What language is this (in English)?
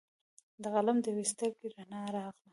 Pashto